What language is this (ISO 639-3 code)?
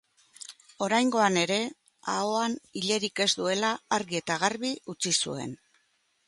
eus